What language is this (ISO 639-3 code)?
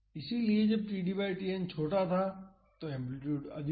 hin